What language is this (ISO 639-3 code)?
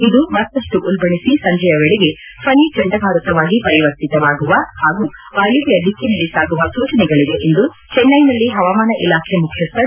kan